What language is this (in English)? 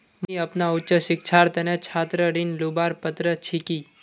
Magahi